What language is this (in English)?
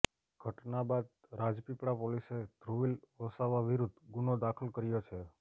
Gujarati